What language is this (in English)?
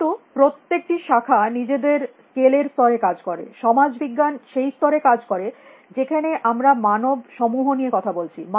Bangla